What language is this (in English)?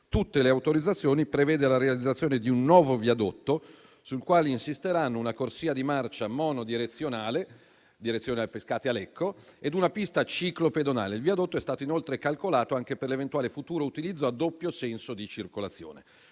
Italian